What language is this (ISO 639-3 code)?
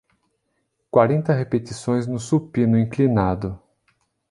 por